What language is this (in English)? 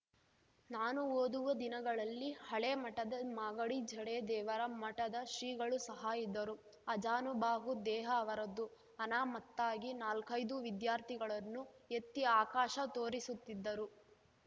Kannada